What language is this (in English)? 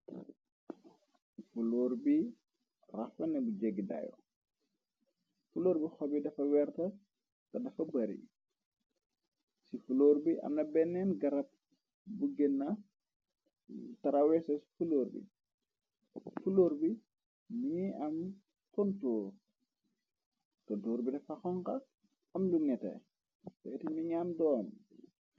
Wolof